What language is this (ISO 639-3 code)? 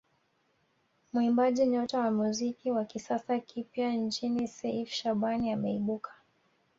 swa